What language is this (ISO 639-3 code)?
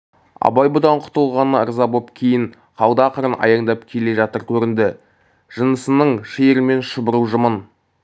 kaz